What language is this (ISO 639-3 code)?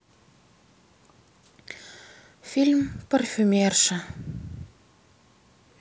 rus